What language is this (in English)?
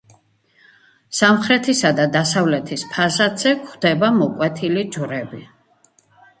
Georgian